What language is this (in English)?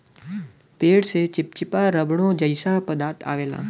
Bhojpuri